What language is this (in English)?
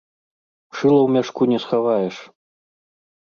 Belarusian